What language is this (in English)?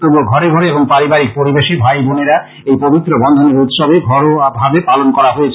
Bangla